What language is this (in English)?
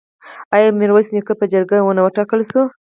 Pashto